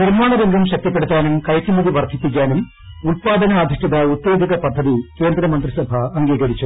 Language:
Malayalam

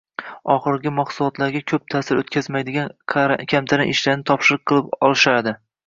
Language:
Uzbek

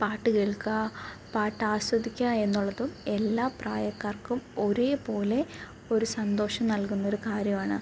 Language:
Malayalam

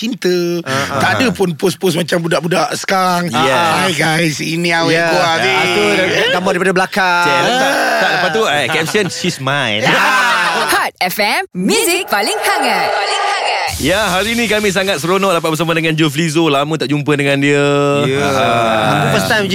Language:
Malay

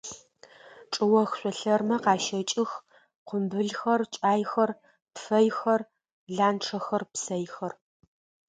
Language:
Adyghe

